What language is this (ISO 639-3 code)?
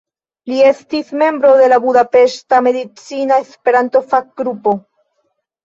epo